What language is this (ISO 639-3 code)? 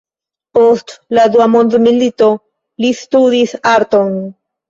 epo